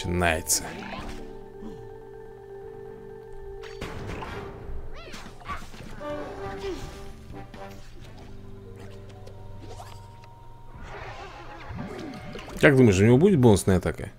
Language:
Russian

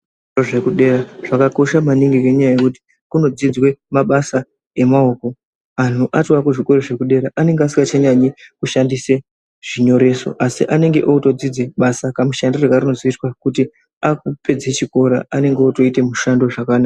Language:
Ndau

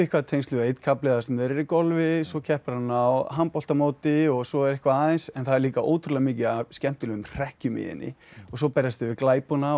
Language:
Icelandic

